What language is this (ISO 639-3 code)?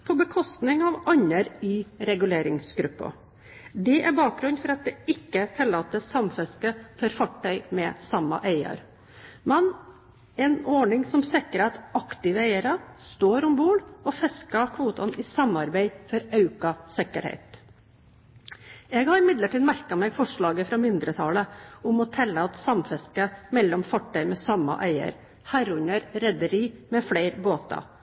nob